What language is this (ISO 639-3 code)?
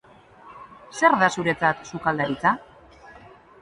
eus